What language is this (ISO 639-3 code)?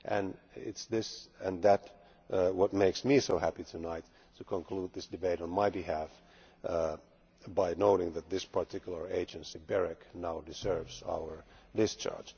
eng